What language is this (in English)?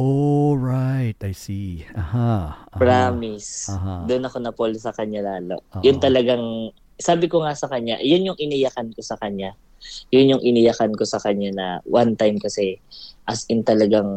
Filipino